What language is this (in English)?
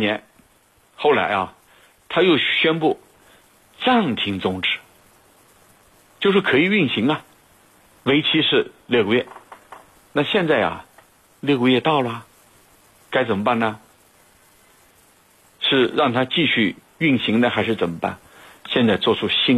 Chinese